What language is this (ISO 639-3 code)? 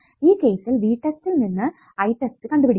mal